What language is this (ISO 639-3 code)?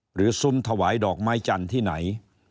tha